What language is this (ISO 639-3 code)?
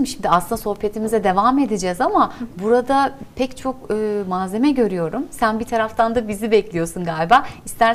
tur